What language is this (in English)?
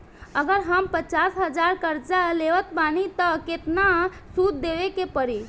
Bhojpuri